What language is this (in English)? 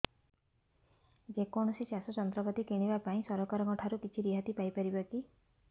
Odia